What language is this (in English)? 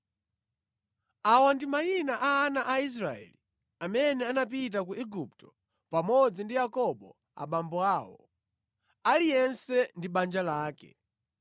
Nyanja